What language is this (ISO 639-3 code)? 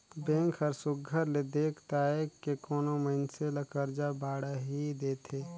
hne